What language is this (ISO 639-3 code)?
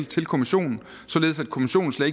dan